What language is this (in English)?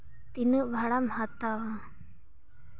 Santali